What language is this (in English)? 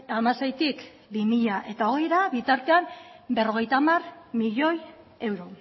Basque